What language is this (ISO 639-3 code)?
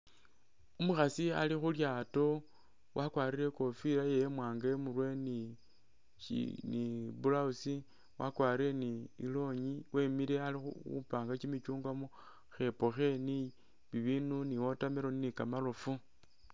myx